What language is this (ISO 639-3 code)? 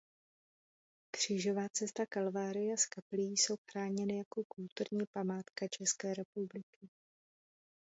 ces